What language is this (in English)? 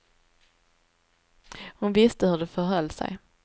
Swedish